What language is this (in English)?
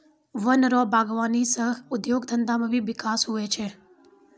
Maithili